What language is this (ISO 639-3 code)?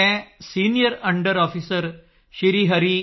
pan